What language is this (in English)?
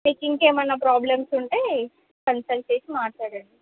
Telugu